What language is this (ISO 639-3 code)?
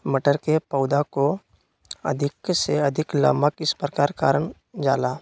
mag